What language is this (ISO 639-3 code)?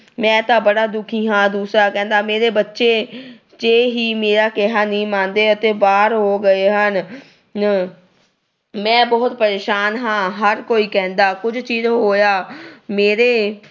pan